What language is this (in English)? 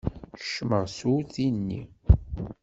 Kabyle